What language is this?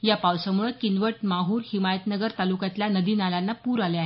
Marathi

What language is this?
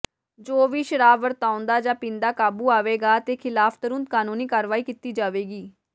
Punjabi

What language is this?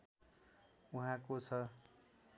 Nepali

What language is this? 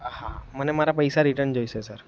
Gujarati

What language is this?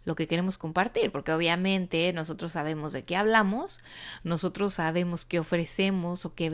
Spanish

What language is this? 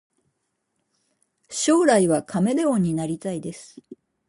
Japanese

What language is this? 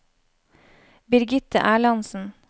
Norwegian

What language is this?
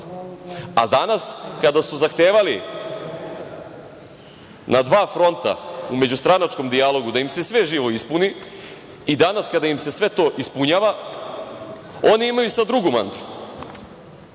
Serbian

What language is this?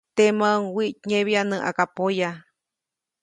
Copainalá Zoque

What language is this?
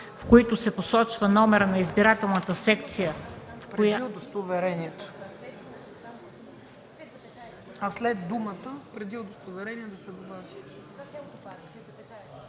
Bulgarian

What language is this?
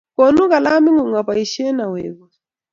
Kalenjin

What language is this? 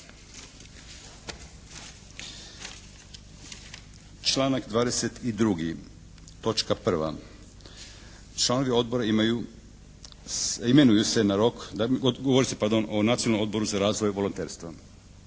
Croatian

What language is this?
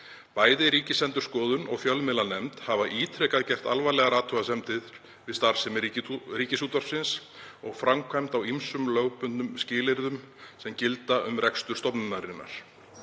Icelandic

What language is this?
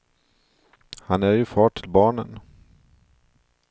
Swedish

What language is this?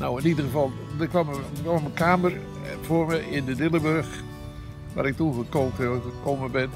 Dutch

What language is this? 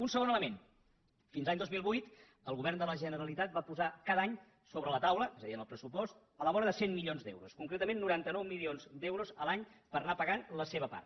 Catalan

